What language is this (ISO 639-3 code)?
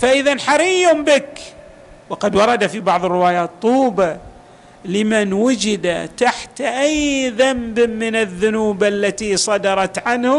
ara